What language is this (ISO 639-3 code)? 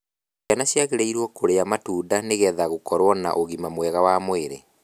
kik